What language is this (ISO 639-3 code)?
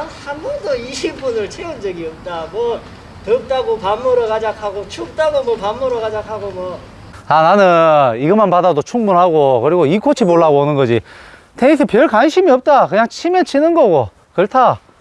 kor